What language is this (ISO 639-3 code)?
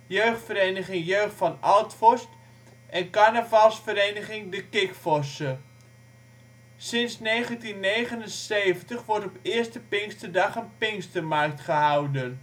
nld